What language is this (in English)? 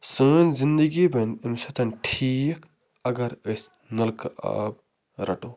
Kashmiri